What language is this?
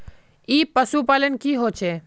Magahi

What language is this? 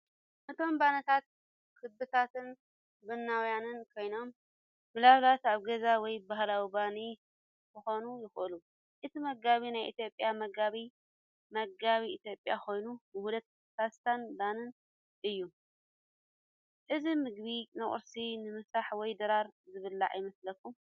Tigrinya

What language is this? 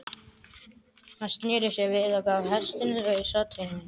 Icelandic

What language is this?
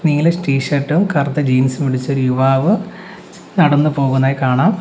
Malayalam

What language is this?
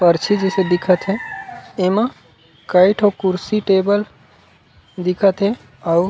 Chhattisgarhi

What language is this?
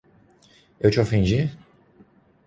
Portuguese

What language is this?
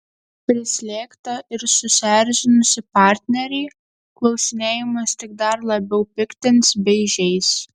Lithuanian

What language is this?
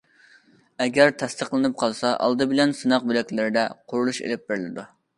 Uyghur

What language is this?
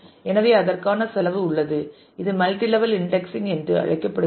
Tamil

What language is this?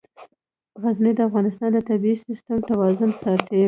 Pashto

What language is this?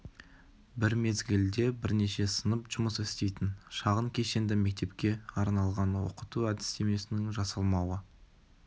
Kazakh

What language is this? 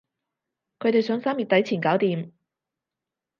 Cantonese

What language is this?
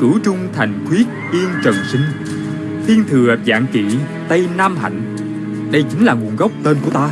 Vietnamese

